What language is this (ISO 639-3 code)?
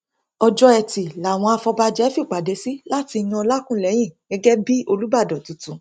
yor